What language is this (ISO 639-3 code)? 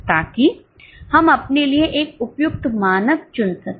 hin